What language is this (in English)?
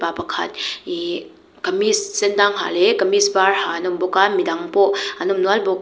Mizo